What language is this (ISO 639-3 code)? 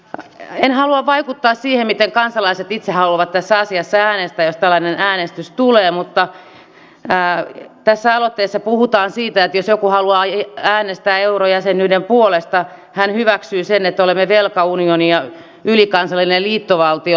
fin